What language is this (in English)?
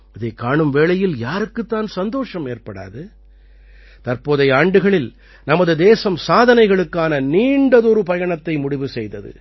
Tamil